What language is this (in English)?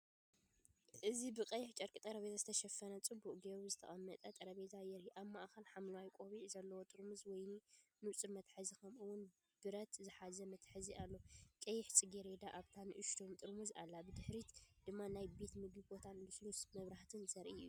Tigrinya